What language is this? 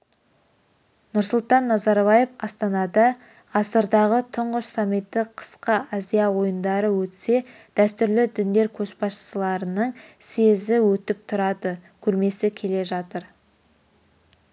Kazakh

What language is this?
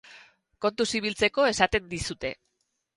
Basque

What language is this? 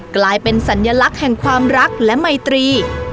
Thai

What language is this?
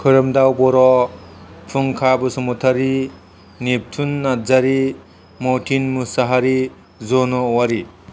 Bodo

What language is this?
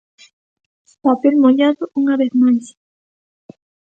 Galician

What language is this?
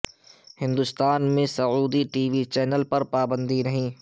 Urdu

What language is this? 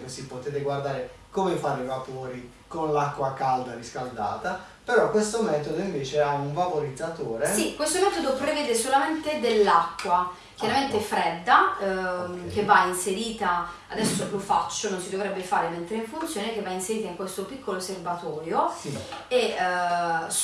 Italian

